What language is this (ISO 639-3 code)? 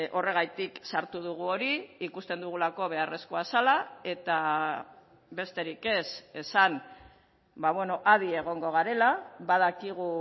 eus